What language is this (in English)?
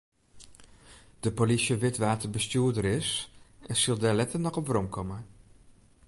Western Frisian